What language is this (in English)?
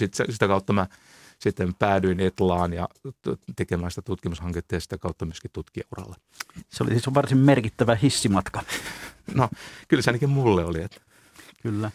Finnish